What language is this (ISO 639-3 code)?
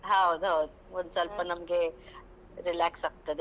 kan